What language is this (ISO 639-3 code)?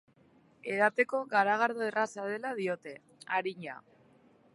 eus